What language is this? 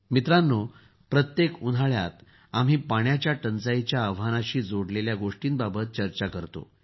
Marathi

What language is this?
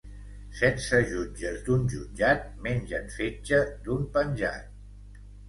Catalan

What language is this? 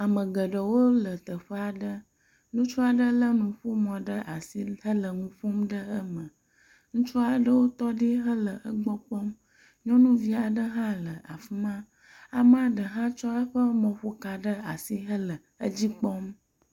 Ewe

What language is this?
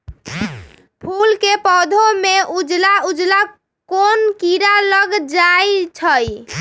Magahi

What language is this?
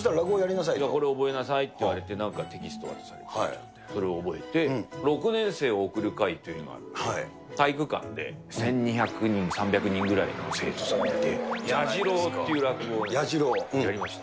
Japanese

